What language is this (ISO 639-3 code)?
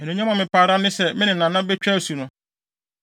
aka